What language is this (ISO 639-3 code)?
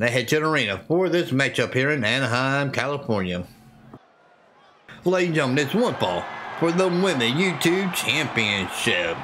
eng